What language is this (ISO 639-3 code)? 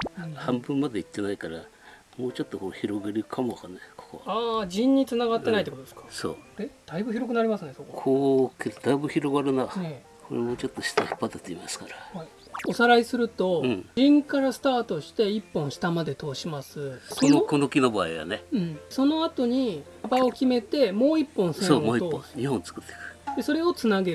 jpn